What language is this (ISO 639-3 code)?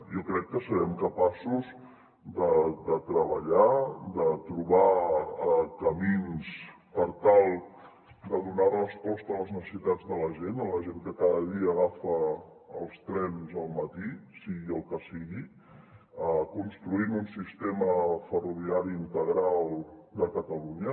cat